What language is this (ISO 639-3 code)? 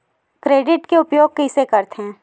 hne